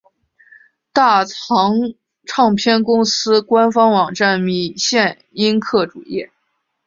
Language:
Chinese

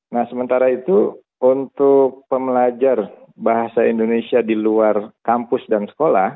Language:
Indonesian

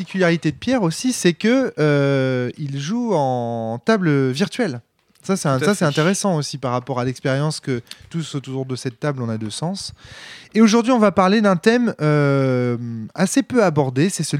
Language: French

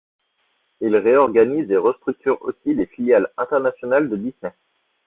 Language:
French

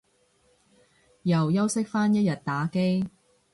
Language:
Cantonese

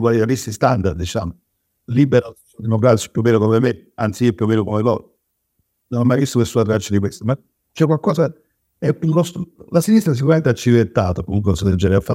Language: Italian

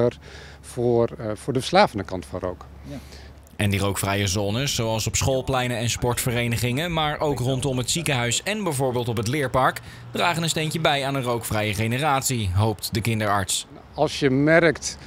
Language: Dutch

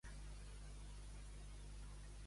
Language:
Catalan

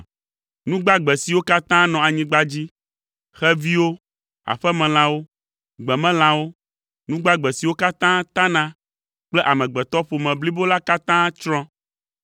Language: Ewe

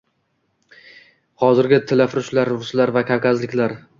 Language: Uzbek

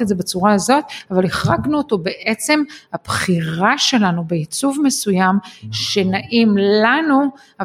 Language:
Hebrew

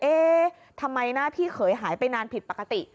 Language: Thai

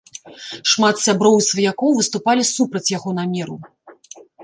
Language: Belarusian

